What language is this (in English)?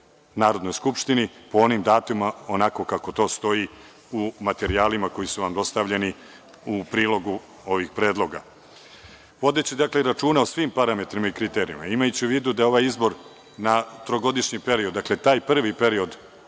Serbian